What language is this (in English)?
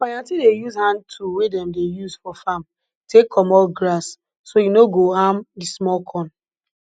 Nigerian Pidgin